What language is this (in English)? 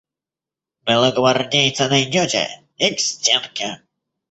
Russian